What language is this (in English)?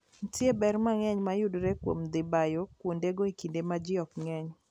Luo (Kenya and Tanzania)